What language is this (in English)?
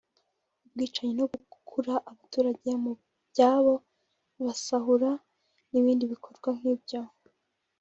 Kinyarwanda